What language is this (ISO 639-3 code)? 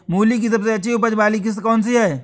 hin